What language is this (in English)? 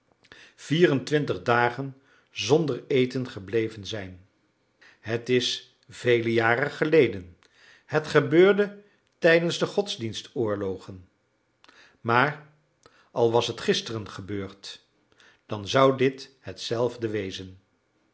Dutch